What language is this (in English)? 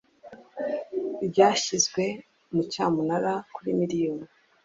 Kinyarwanda